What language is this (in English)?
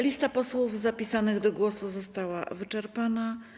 Polish